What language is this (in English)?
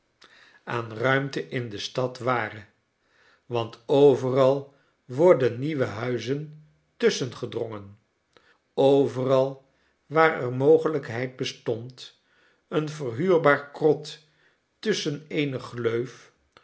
Dutch